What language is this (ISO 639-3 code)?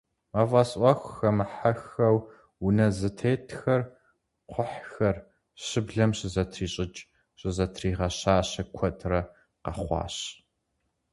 kbd